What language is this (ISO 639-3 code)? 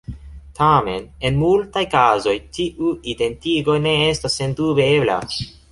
epo